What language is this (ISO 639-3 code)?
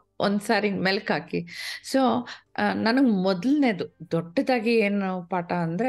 kan